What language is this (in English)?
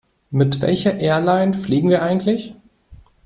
German